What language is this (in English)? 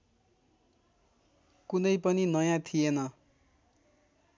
Nepali